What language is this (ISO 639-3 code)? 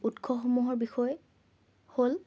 asm